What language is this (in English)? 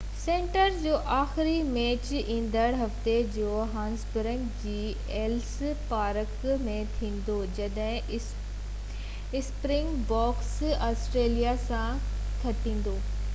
Sindhi